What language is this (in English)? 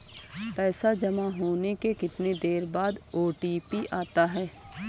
Hindi